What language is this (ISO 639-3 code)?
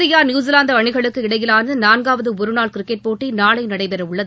tam